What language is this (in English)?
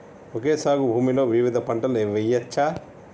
Telugu